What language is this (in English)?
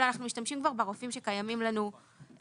Hebrew